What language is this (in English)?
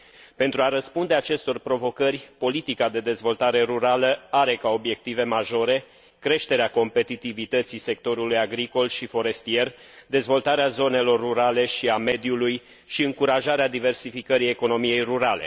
Romanian